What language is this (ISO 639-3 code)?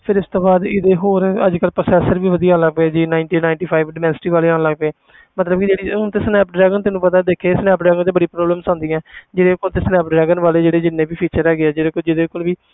pan